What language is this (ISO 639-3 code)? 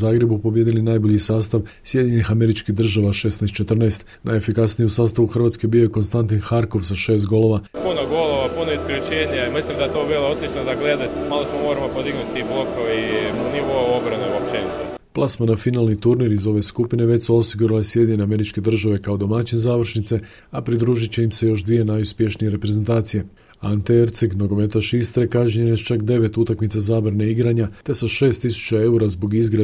hrv